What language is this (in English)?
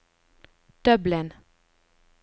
Norwegian